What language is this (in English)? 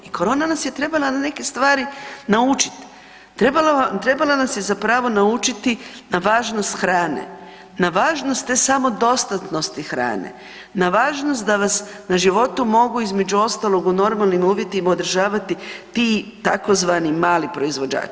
Croatian